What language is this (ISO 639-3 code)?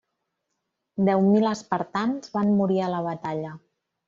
cat